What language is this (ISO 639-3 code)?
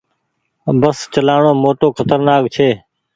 gig